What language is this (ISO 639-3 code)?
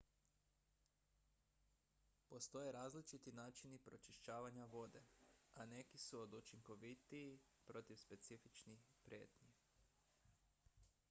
hrv